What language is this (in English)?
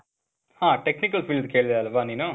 Kannada